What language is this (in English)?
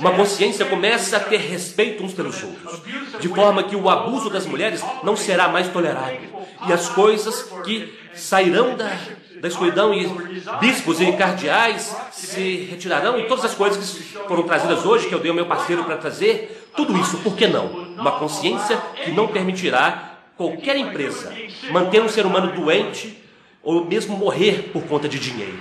Portuguese